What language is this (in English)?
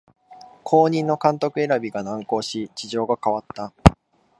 Japanese